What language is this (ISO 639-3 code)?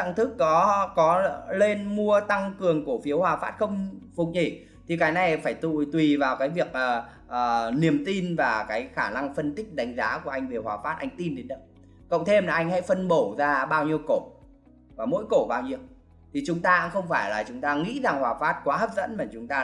vie